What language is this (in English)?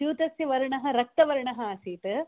Sanskrit